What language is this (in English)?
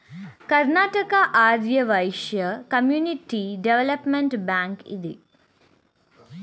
Kannada